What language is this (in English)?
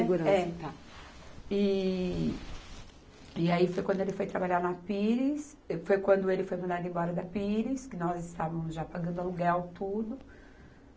Portuguese